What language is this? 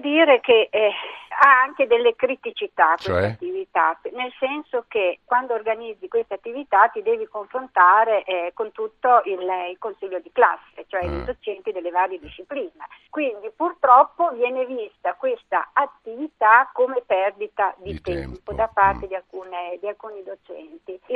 Italian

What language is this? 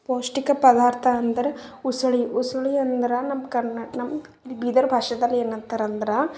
Kannada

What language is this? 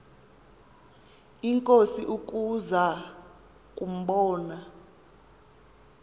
Xhosa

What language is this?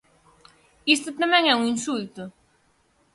Galician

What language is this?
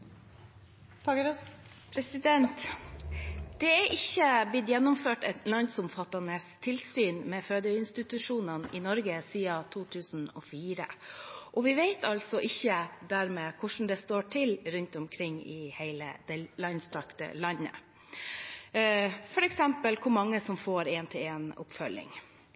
Norwegian Bokmål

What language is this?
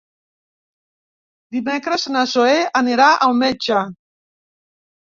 Catalan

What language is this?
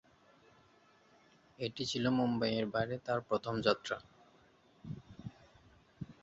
Bangla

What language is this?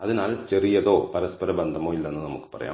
Malayalam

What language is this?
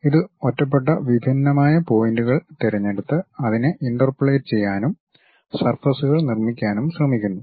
Malayalam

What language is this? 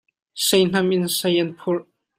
Hakha Chin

